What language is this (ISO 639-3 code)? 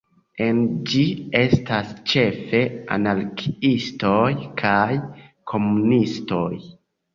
epo